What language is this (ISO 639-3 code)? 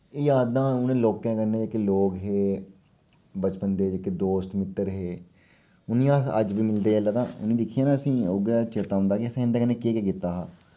doi